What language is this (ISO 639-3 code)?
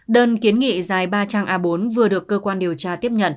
vie